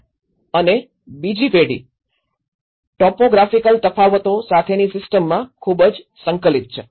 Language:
Gujarati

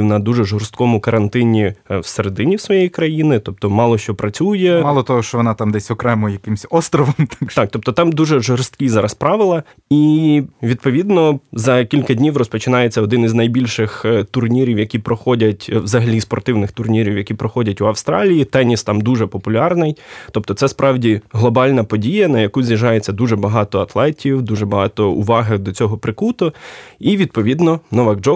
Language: Ukrainian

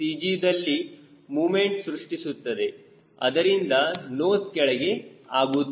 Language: Kannada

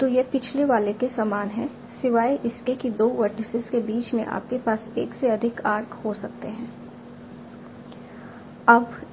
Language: Hindi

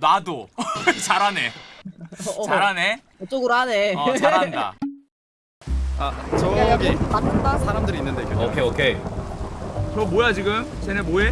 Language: Korean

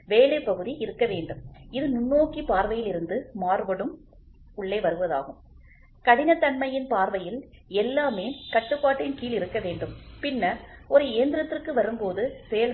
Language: Tamil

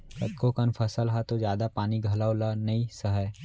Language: Chhattisgarhi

